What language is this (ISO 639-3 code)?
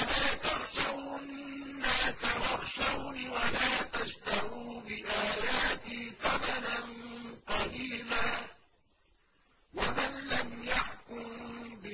ara